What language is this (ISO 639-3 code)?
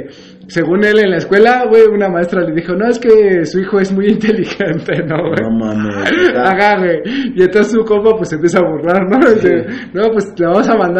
spa